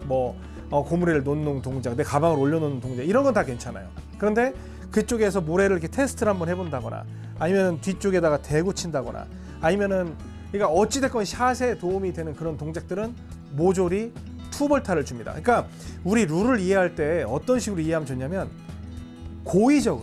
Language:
Korean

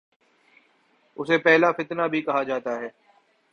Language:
Urdu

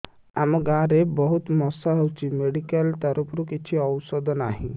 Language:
Odia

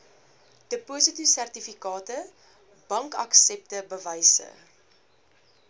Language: Afrikaans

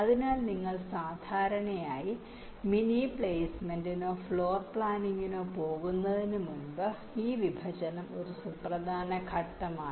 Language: Malayalam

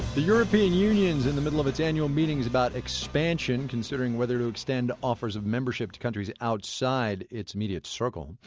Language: English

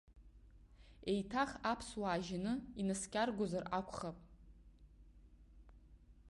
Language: Abkhazian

